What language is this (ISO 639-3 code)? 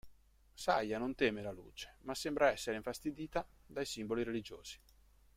ita